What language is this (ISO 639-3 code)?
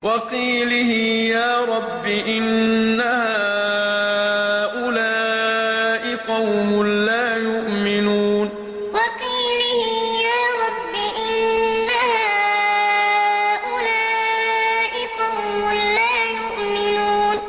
ara